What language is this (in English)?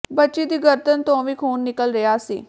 Punjabi